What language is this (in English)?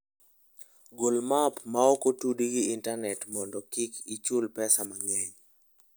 Luo (Kenya and Tanzania)